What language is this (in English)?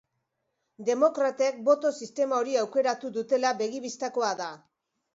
Basque